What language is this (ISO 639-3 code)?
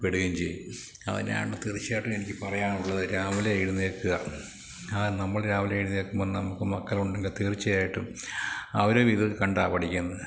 mal